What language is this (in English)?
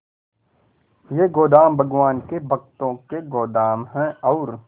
Hindi